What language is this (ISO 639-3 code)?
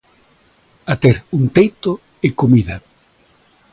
glg